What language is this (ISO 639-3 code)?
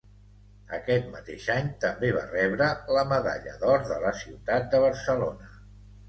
cat